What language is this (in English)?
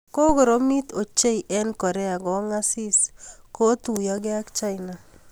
Kalenjin